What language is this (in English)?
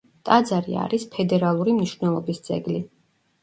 Georgian